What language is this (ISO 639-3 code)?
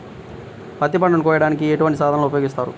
tel